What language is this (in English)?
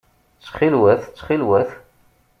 Kabyle